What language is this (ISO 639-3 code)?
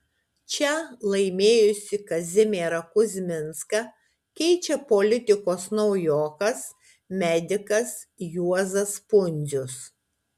lit